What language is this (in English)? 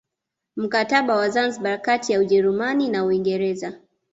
Swahili